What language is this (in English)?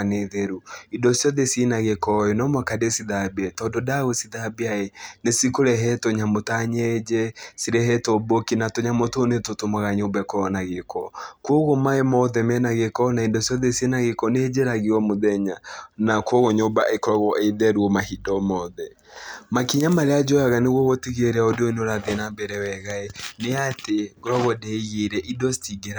Kikuyu